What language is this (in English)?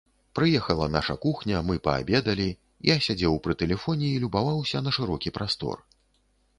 Belarusian